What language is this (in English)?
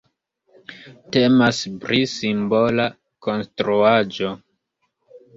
Esperanto